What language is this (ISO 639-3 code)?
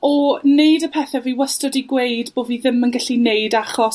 cym